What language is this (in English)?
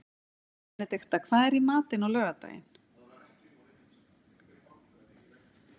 Icelandic